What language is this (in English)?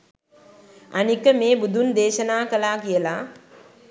Sinhala